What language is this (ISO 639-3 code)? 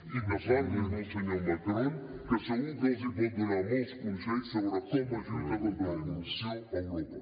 cat